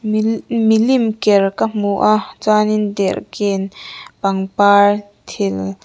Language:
Mizo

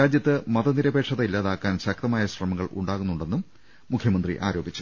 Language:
Malayalam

